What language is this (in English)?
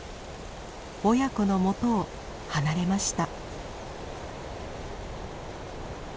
Japanese